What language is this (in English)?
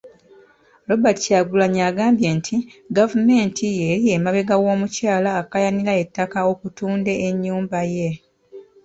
Ganda